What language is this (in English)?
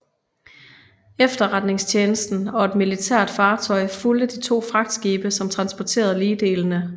Danish